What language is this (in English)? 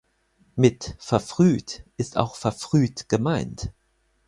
German